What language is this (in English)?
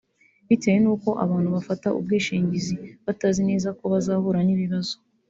Kinyarwanda